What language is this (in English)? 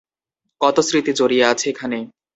Bangla